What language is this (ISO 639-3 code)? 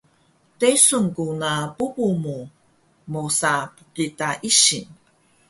trv